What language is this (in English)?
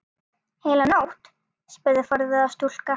Icelandic